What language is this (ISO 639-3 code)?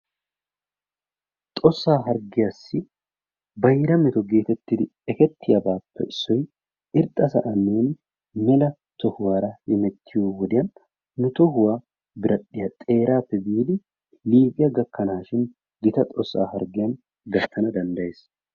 wal